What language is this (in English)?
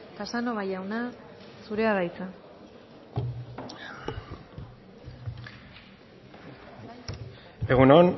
Basque